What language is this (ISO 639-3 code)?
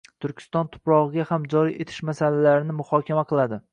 uzb